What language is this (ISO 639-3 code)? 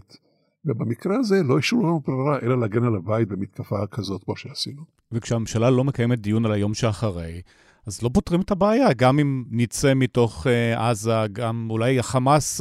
heb